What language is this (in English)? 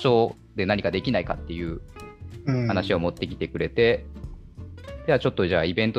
Japanese